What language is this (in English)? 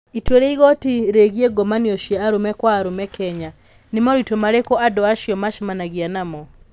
Kikuyu